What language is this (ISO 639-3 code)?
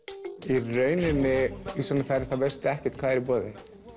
isl